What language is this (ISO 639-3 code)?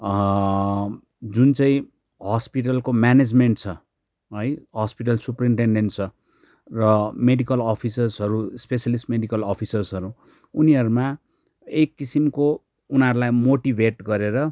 nep